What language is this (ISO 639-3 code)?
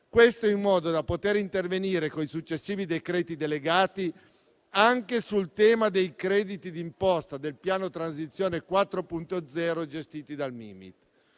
ita